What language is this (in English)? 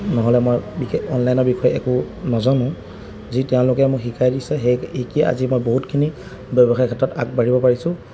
Assamese